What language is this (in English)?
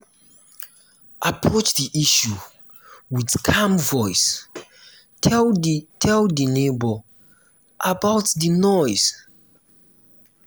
Nigerian Pidgin